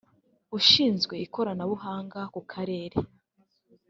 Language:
Kinyarwanda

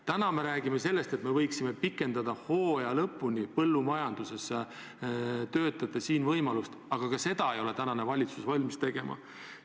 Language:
Estonian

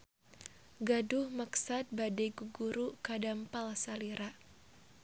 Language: Sundanese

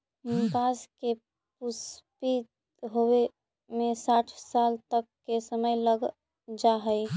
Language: Magahi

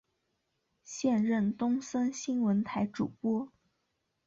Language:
Chinese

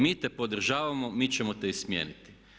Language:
Croatian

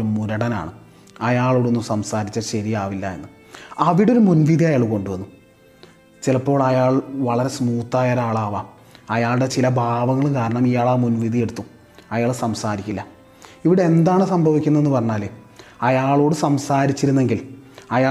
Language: Malayalam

